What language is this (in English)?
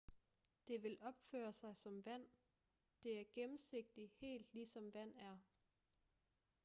Danish